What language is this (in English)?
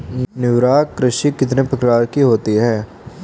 Hindi